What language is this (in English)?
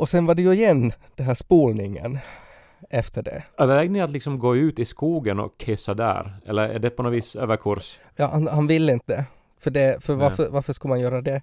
Swedish